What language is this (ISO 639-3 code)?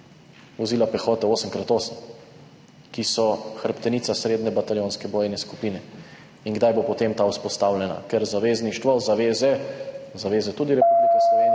slv